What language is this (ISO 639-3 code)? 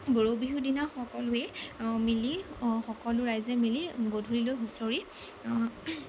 asm